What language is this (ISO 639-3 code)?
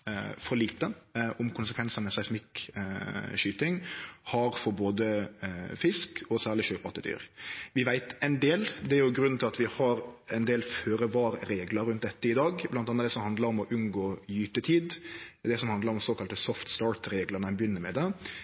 nno